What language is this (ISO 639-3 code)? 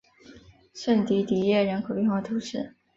zho